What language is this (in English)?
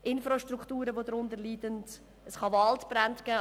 Swiss German